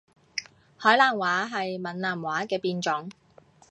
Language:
Cantonese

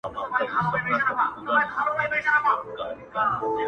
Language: Pashto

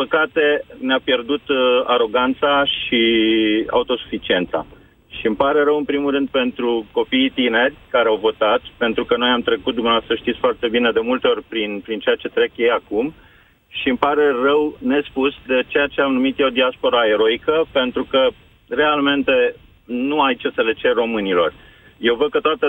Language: Romanian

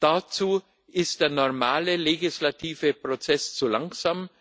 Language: German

